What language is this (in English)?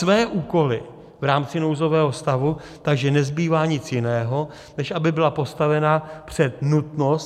Czech